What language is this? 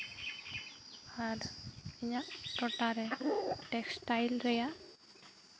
Santali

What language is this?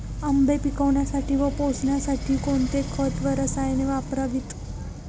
Marathi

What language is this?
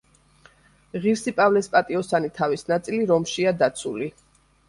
Georgian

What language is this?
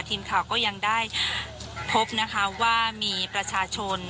Thai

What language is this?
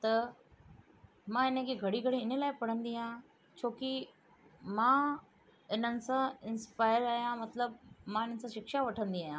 Sindhi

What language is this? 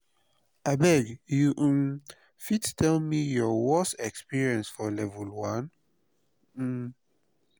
Nigerian Pidgin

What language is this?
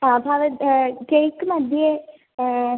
Sanskrit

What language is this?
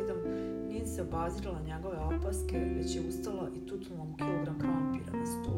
Croatian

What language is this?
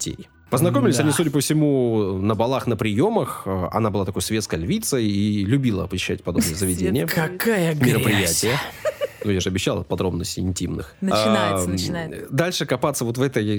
Russian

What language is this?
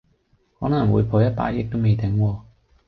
Cantonese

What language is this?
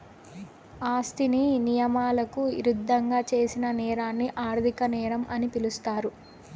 Telugu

